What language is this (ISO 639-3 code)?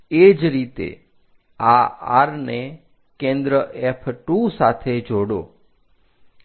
guj